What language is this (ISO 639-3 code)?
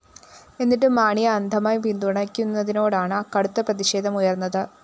mal